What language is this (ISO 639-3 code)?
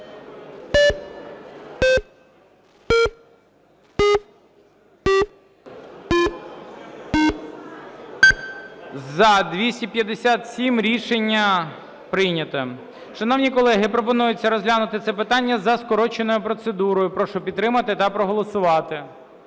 ukr